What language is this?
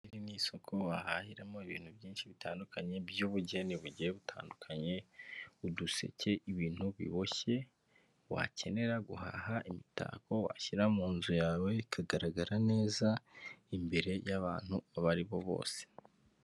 Kinyarwanda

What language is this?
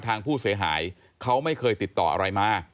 Thai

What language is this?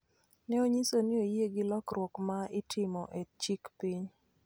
Luo (Kenya and Tanzania)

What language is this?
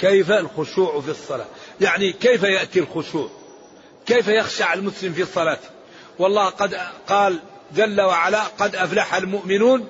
Arabic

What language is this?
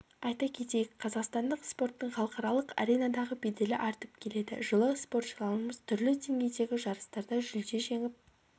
Kazakh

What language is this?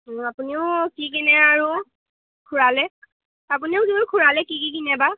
Assamese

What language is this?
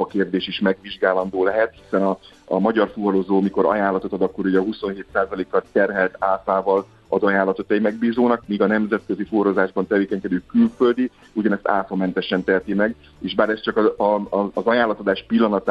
Hungarian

